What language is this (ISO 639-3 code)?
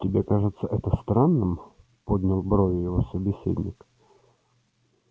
rus